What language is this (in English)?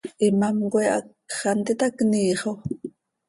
Seri